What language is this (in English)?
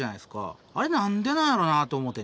Japanese